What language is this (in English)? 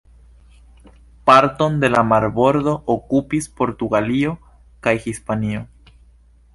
Esperanto